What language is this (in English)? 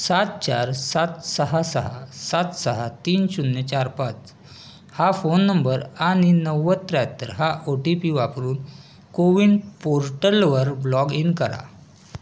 Marathi